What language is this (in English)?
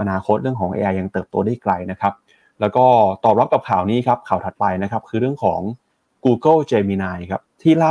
Thai